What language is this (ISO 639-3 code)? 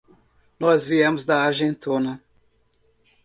por